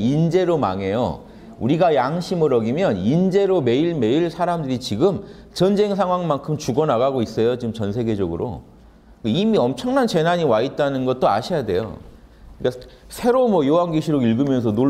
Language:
Korean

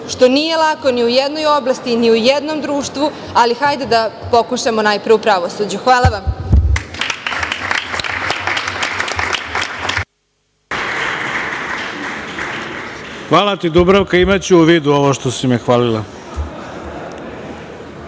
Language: Serbian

